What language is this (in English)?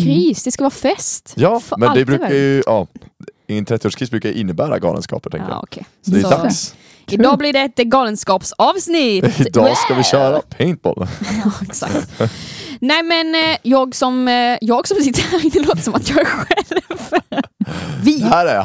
Swedish